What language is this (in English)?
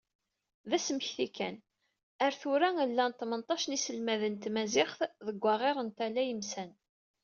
Kabyle